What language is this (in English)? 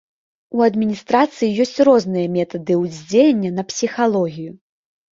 Belarusian